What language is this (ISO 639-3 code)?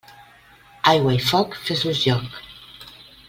cat